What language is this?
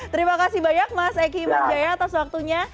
Indonesian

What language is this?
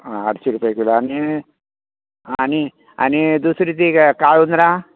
Konkani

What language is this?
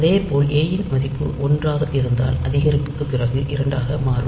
Tamil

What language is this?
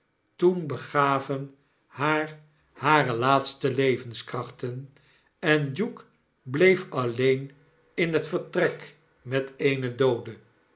Dutch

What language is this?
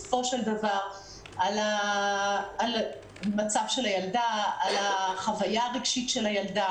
Hebrew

